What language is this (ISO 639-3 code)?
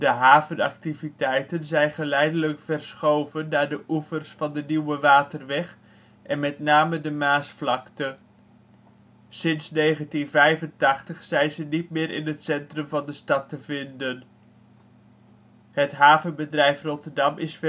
nld